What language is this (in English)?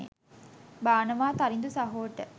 Sinhala